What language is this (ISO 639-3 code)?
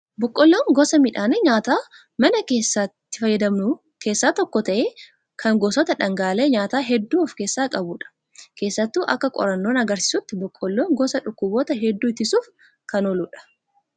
orm